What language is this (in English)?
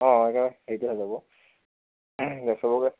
Assamese